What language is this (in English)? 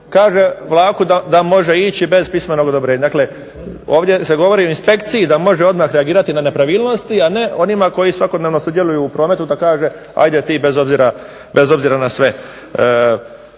Croatian